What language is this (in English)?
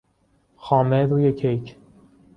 Persian